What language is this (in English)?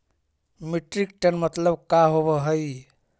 Magahi